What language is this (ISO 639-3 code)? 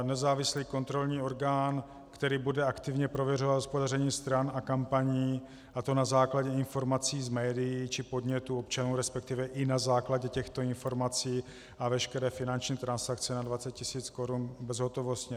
ces